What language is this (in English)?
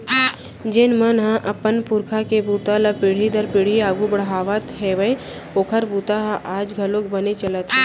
Chhattisgarhi